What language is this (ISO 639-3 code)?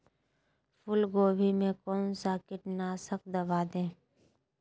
mag